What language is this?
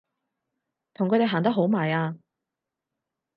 Cantonese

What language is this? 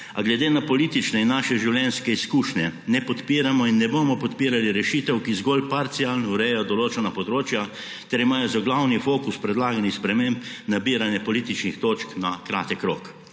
Slovenian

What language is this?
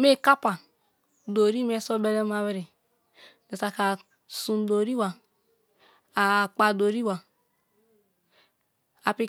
Kalabari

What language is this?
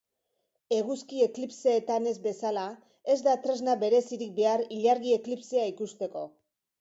Basque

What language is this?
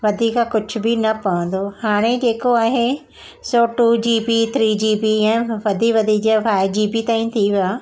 Sindhi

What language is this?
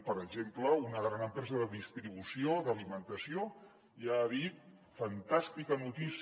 Catalan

